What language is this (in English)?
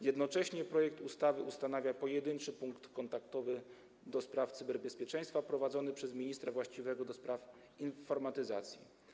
Polish